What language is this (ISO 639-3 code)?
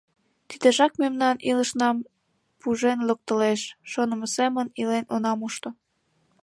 chm